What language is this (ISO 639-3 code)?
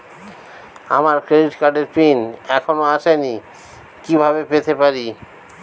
ben